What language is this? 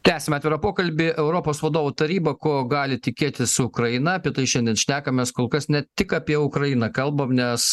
Lithuanian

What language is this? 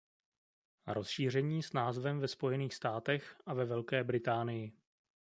Czech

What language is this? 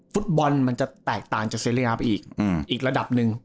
Thai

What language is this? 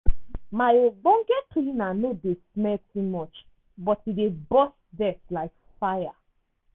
Nigerian Pidgin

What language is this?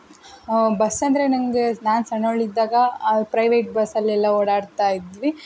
Kannada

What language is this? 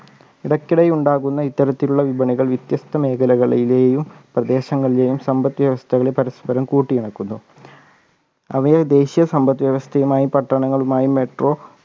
Malayalam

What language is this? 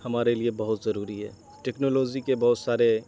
Urdu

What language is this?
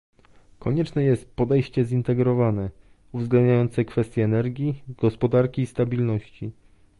Polish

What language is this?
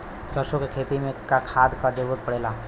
Bhojpuri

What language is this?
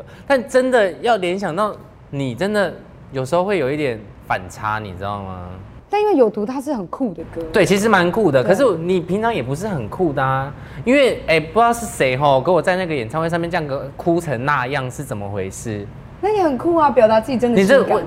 Chinese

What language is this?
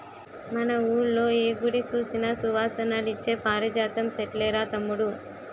Telugu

